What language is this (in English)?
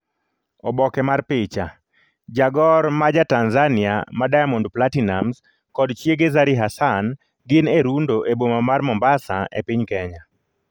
Luo (Kenya and Tanzania)